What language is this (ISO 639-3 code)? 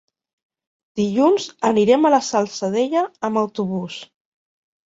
cat